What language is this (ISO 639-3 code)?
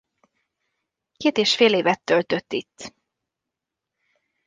hun